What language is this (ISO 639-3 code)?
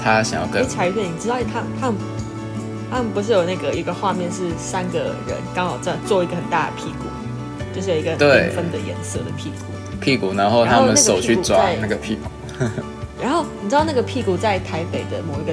zho